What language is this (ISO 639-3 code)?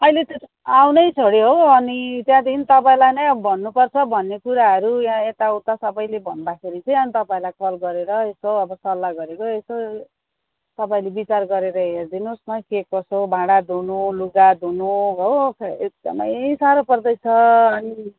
nep